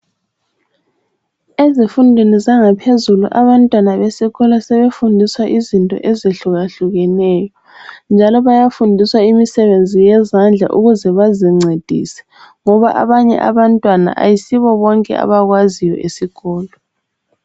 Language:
North Ndebele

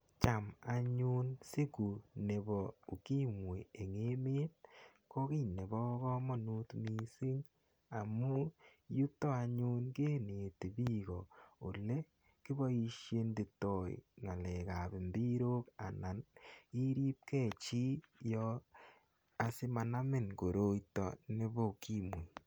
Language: Kalenjin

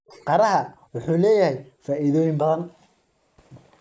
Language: Somali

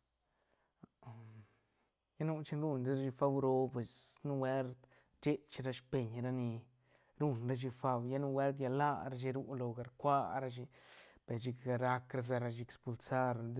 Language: Santa Catarina Albarradas Zapotec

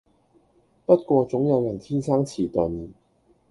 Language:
Cantonese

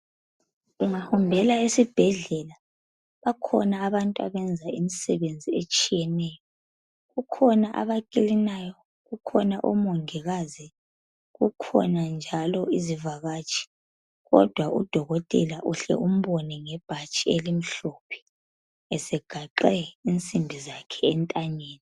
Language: North Ndebele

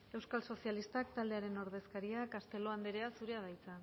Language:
Basque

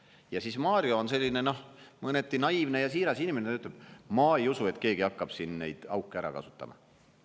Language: Estonian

